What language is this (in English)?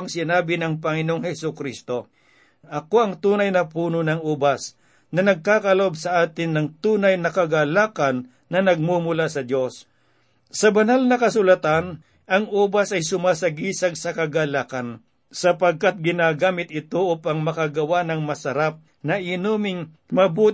Filipino